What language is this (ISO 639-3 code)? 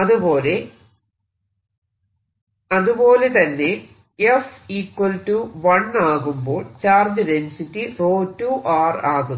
mal